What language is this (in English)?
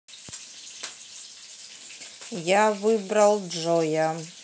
Russian